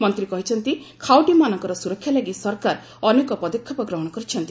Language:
Odia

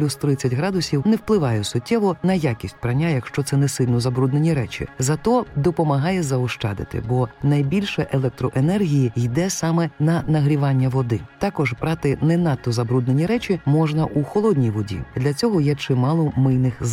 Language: Ukrainian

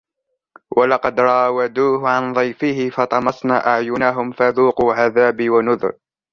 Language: Arabic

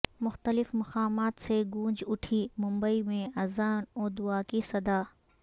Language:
Urdu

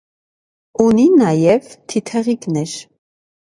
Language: Armenian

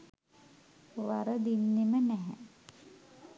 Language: Sinhala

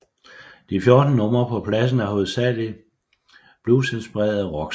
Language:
Danish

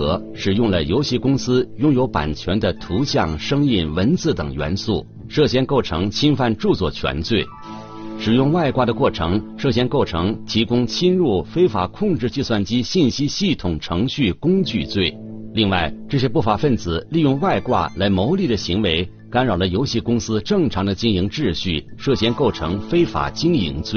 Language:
Chinese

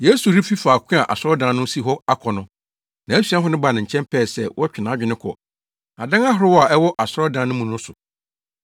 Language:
Akan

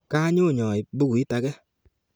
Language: Kalenjin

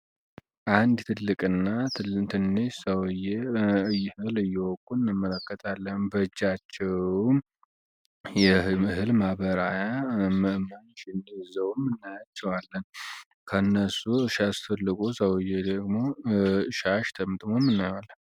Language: Amharic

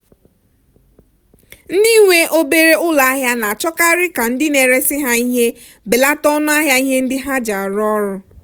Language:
Igbo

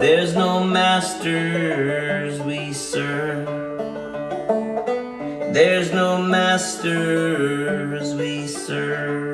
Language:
English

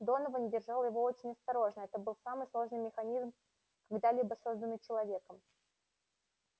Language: Russian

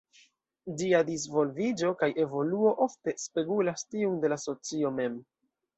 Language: Esperanto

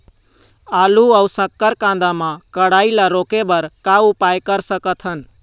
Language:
Chhattisgarhi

